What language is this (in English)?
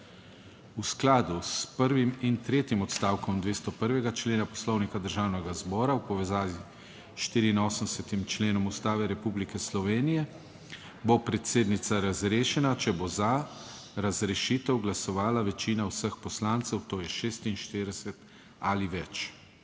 Slovenian